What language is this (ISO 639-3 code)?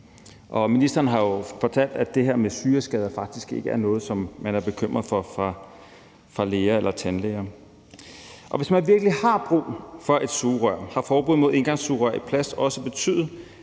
dan